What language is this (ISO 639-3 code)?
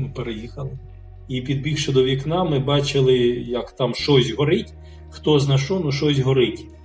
ukr